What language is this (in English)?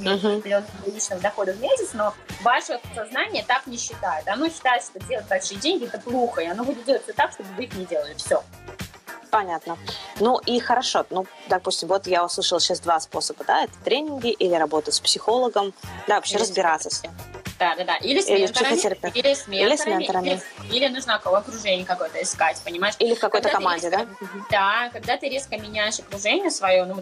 Russian